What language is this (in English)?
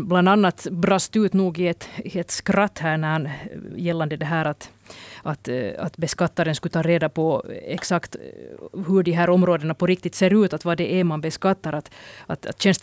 Swedish